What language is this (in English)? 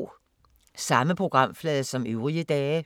Danish